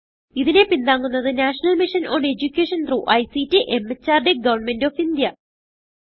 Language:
Malayalam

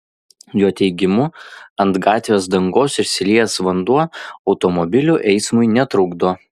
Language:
Lithuanian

